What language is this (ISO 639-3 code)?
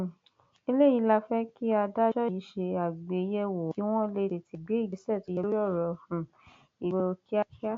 yor